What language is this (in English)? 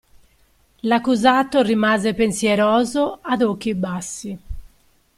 Italian